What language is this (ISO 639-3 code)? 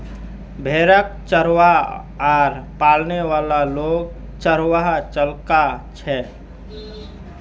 mag